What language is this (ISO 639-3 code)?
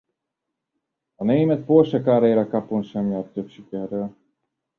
hun